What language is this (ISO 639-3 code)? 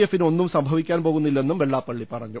mal